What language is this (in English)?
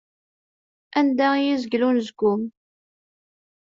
Kabyle